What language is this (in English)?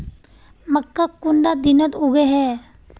Magahi